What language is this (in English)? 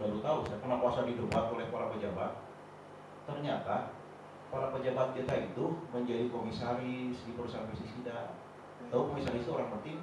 Indonesian